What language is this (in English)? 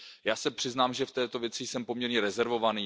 Czech